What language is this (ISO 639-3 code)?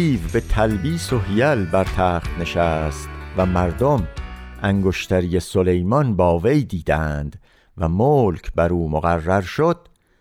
fas